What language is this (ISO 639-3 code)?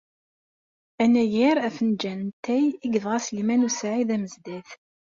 kab